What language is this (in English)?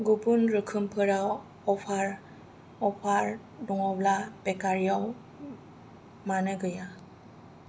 Bodo